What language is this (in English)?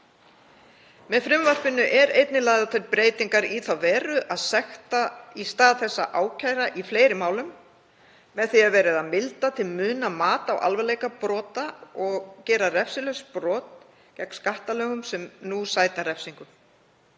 Icelandic